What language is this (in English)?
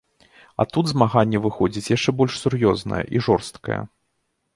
Belarusian